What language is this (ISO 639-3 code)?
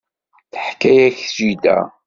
kab